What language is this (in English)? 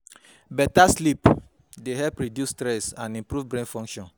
Nigerian Pidgin